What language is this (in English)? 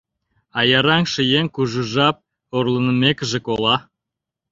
Mari